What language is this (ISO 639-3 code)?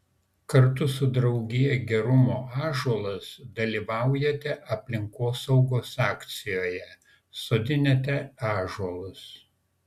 lit